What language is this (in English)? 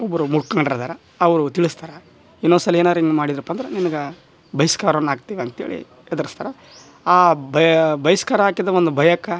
Kannada